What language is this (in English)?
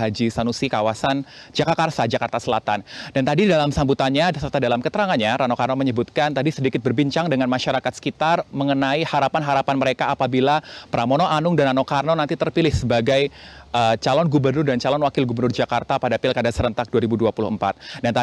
Indonesian